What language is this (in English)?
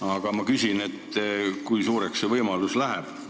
Estonian